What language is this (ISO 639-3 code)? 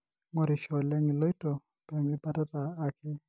mas